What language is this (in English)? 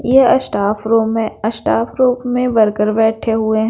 Hindi